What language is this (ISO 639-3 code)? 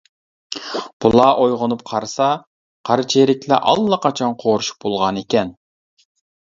uig